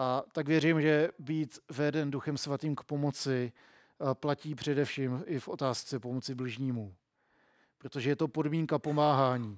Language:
Czech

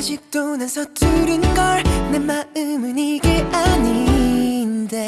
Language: Korean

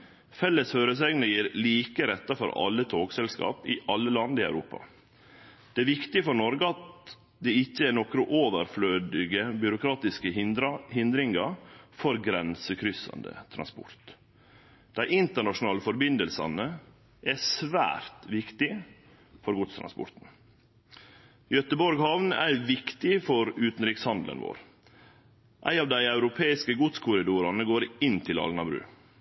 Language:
Norwegian Nynorsk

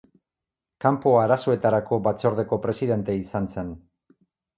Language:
Basque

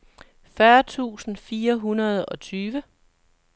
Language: Danish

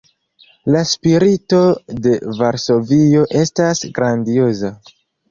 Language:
Esperanto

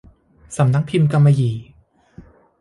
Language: Thai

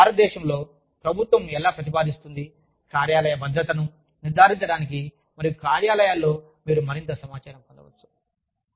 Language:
Telugu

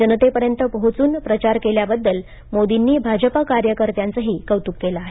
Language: Marathi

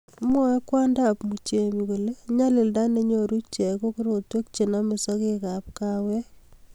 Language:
Kalenjin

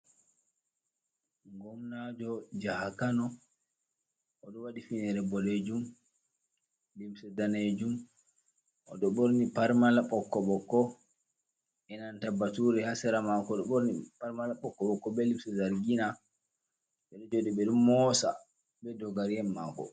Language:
Fula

